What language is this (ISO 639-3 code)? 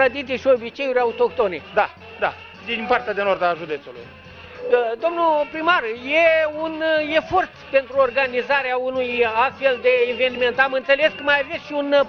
ron